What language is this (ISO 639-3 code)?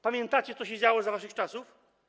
pol